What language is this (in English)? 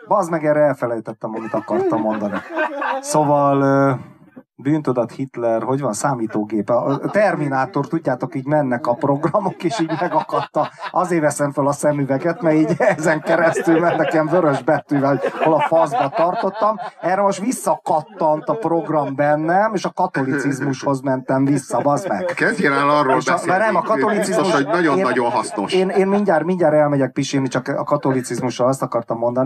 Hungarian